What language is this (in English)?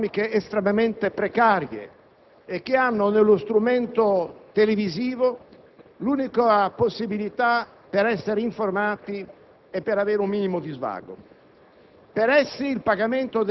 Italian